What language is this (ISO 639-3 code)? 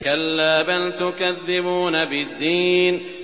ara